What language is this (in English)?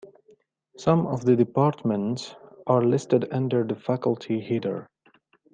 English